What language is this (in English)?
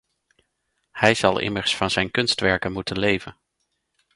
Dutch